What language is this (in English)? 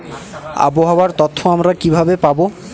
Bangla